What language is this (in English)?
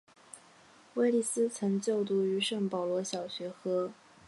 Chinese